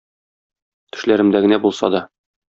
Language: Tatar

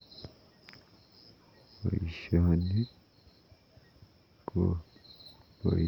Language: Kalenjin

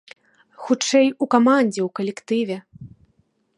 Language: Belarusian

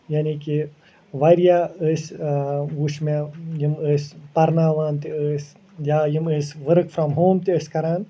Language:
Kashmiri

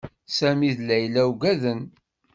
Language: Kabyle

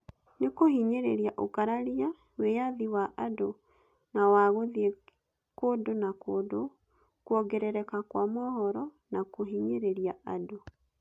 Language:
Kikuyu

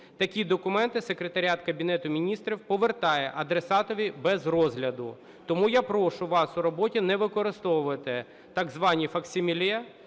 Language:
Ukrainian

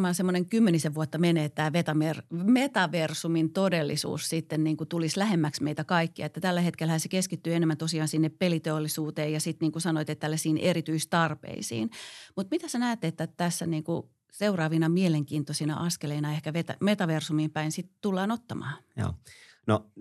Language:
Finnish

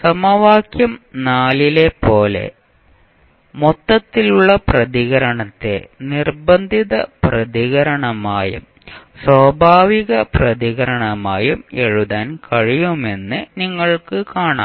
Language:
Malayalam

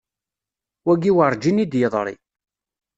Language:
Kabyle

